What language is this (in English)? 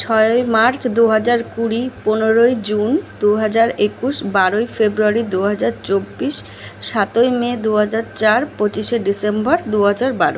Bangla